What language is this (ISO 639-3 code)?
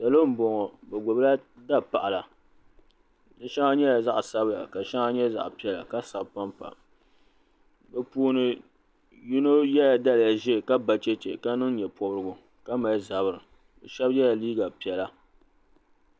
dag